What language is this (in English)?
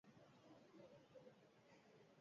Basque